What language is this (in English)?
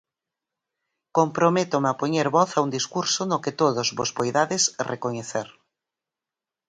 Galician